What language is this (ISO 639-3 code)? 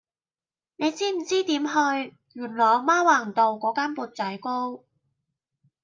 yue